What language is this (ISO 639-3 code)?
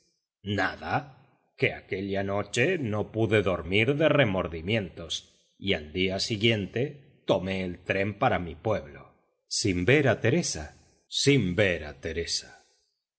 spa